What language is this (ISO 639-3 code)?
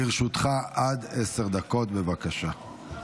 heb